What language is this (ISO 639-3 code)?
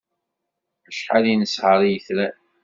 kab